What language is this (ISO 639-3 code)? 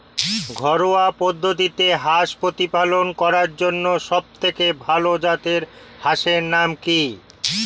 ben